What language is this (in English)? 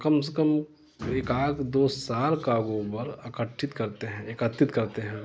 Hindi